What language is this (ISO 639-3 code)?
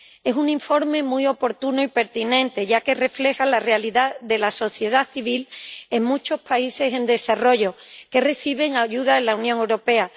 spa